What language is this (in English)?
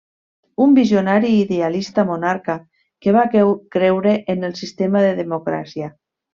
Catalan